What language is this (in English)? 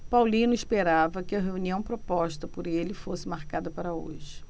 Portuguese